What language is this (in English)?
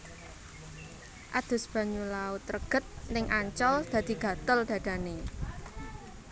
Javanese